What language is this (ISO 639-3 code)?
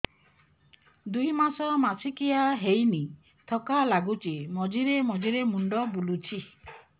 ori